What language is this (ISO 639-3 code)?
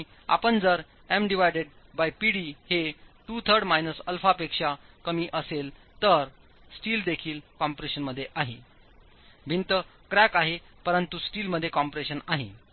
mar